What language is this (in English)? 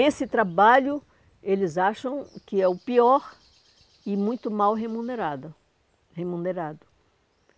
Portuguese